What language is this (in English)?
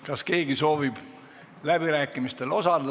Estonian